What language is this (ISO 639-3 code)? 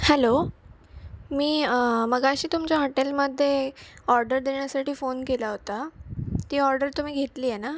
mar